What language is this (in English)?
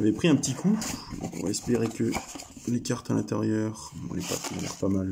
French